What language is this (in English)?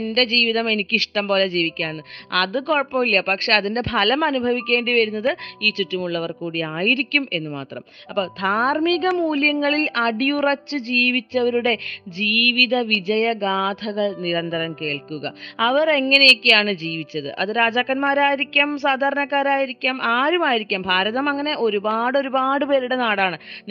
Malayalam